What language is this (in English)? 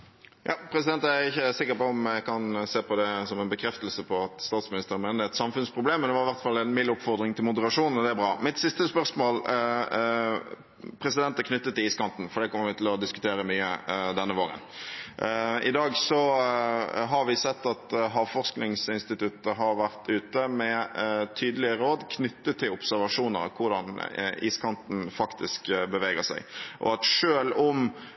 Norwegian Bokmål